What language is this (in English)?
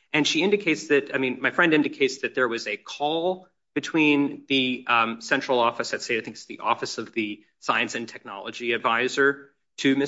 English